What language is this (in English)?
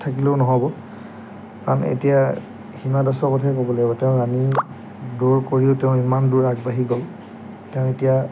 Assamese